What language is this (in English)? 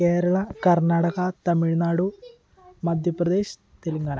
Malayalam